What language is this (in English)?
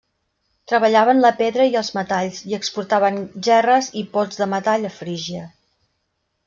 Catalan